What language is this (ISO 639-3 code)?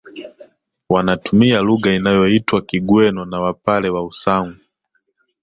swa